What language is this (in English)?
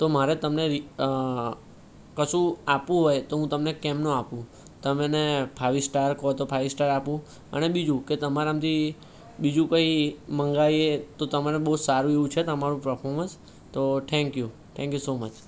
Gujarati